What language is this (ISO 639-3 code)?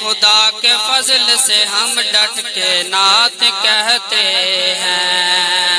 hin